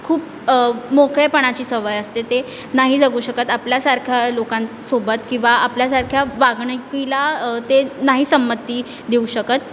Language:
Marathi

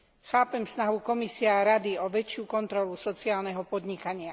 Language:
Slovak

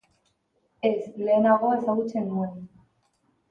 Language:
Basque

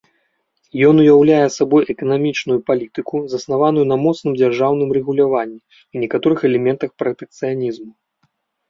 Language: Belarusian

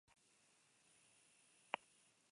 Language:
Basque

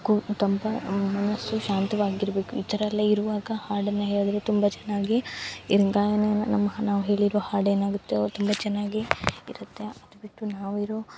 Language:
Kannada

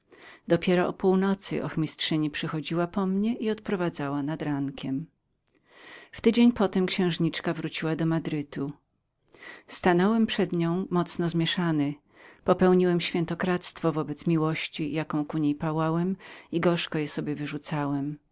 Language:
Polish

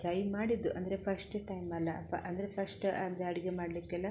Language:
Kannada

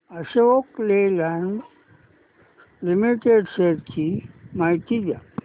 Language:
Marathi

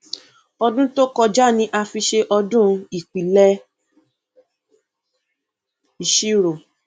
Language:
Yoruba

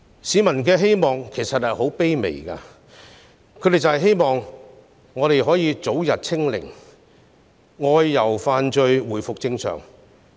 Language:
Cantonese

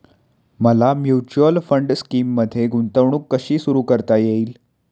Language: Marathi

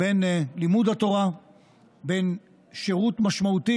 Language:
Hebrew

